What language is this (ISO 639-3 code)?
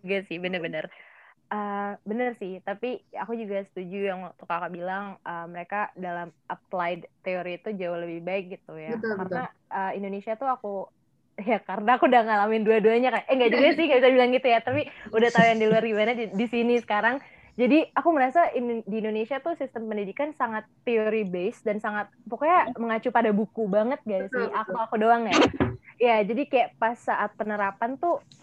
ind